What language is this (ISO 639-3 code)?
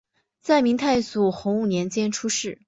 zho